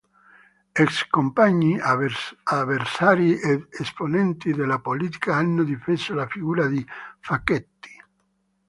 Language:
Italian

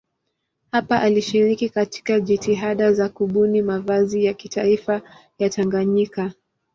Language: Swahili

